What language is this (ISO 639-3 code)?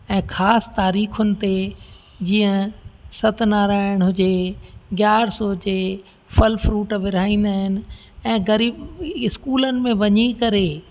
snd